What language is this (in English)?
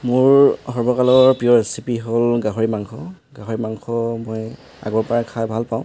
Assamese